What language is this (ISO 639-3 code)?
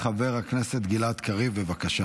heb